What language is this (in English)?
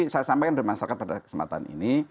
Indonesian